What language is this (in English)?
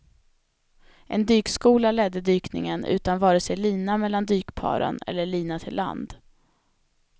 Swedish